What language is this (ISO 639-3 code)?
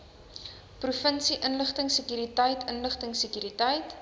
afr